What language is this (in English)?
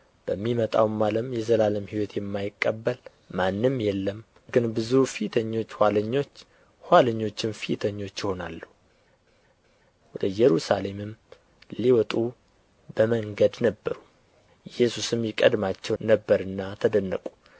Amharic